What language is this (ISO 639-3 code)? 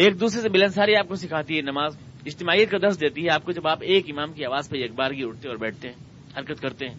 urd